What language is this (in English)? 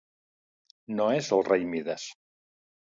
Catalan